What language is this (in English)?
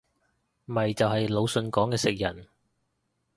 Cantonese